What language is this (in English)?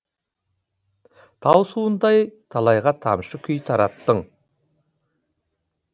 Kazakh